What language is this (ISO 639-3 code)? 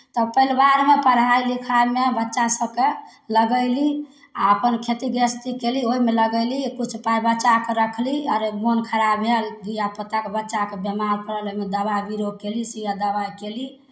mai